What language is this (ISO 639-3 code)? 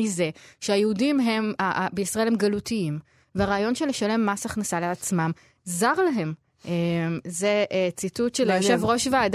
heb